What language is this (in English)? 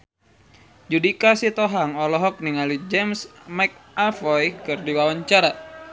Sundanese